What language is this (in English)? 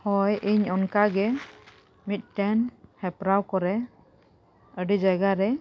Santali